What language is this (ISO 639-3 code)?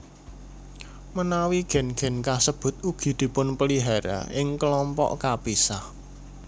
jav